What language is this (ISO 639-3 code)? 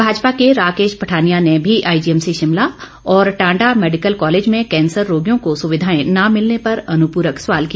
hin